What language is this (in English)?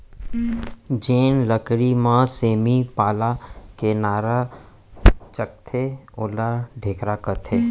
Chhattisgarhi